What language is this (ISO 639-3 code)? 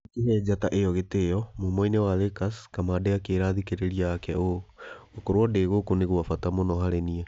kik